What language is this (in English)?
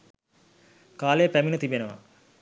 Sinhala